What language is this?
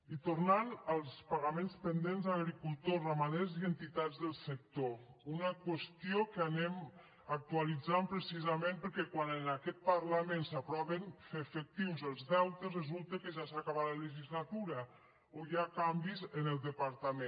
Catalan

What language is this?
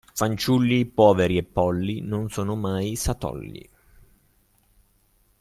Italian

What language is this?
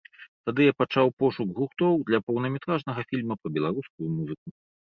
Belarusian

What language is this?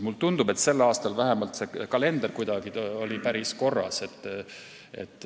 Estonian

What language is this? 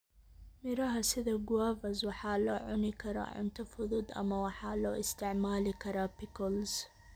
Somali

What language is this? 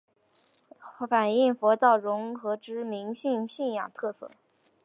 Chinese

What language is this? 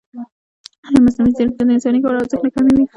Pashto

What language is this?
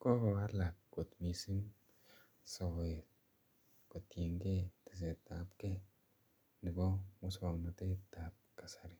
Kalenjin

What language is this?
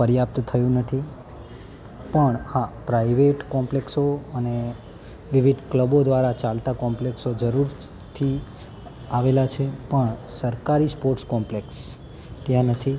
Gujarati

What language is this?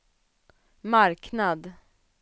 Swedish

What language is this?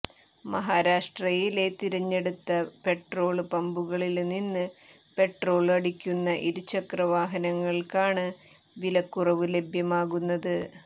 Malayalam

